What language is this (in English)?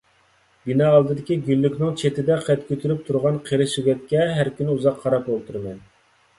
Uyghur